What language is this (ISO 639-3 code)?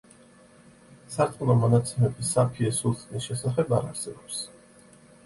kat